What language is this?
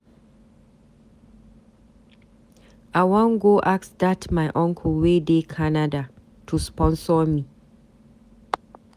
Nigerian Pidgin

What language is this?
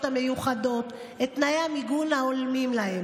Hebrew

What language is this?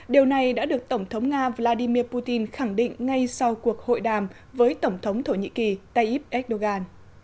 Vietnamese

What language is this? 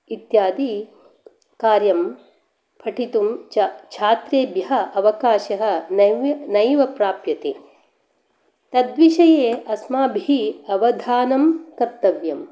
Sanskrit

